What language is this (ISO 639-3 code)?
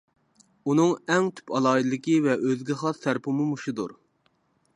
uig